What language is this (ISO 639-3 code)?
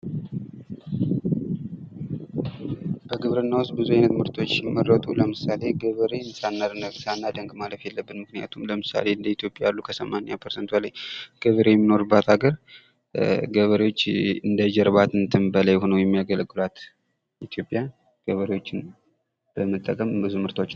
amh